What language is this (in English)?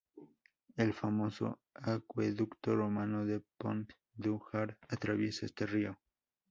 Spanish